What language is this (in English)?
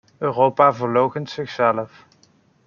Dutch